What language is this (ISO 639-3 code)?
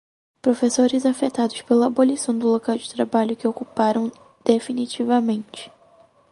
por